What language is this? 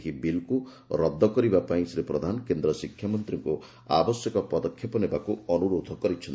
Odia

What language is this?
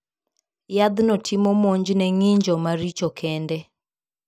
Luo (Kenya and Tanzania)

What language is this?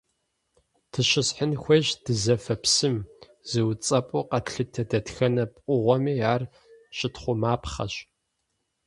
Kabardian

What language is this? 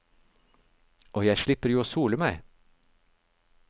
Norwegian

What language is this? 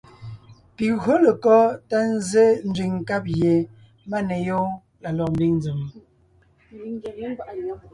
Ngiemboon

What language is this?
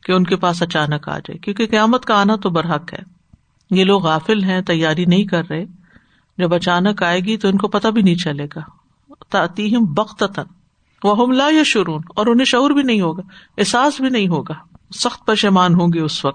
Urdu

